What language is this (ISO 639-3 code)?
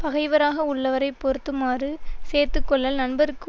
tam